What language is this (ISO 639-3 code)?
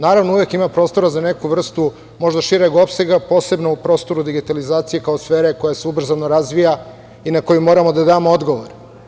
srp